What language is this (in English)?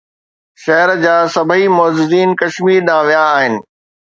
Sindhi